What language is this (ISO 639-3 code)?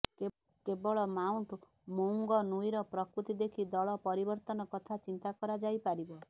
ori